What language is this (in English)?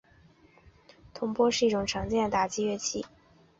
Chinese